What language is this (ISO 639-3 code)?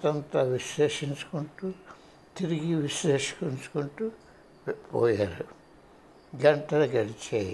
tel